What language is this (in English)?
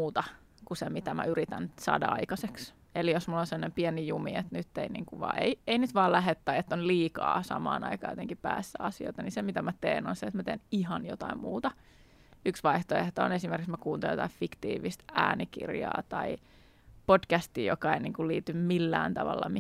Finnish